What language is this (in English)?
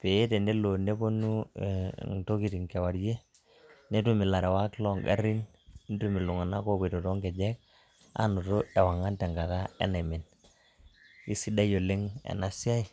Masai